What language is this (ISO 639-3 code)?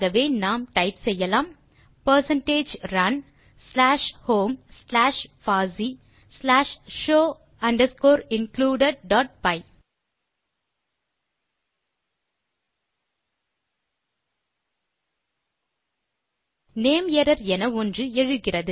tam